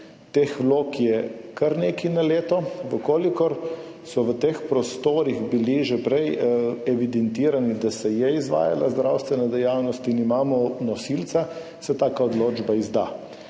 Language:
Slovenian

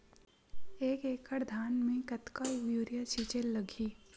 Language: Chhattisgarhi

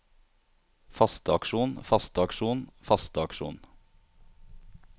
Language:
Norwegian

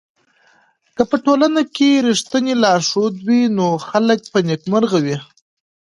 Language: Pashto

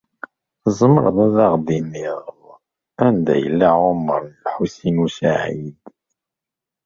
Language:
Kabyle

